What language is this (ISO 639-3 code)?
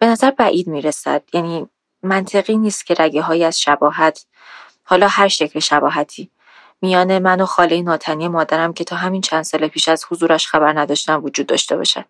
fas